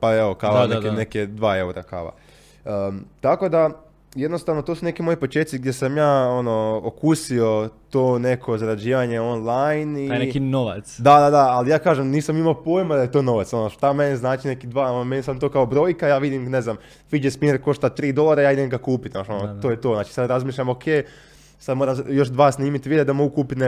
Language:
Croatian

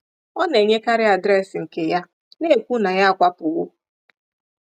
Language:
Igbo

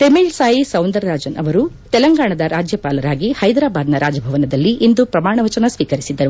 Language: Kannada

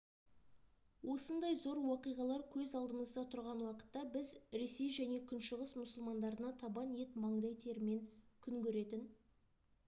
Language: Kazakh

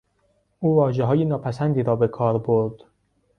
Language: Persian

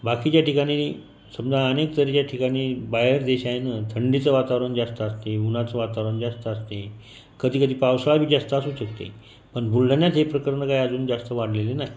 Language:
Marathi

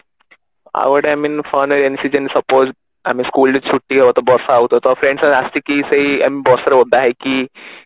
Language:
Odia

